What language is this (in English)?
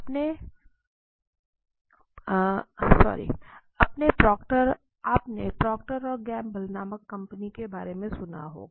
Hindi